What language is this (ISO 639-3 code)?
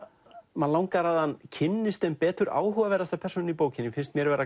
isl